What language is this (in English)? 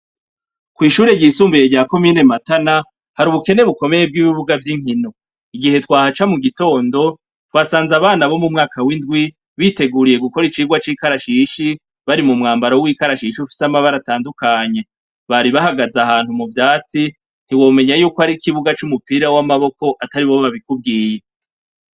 Rundi